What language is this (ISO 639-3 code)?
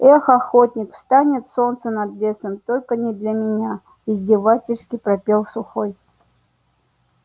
rus